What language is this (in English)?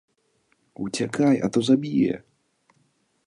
Belarusian